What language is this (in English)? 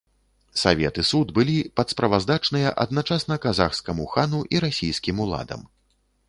Belarusian